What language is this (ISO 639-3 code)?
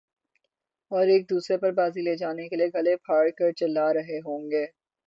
urd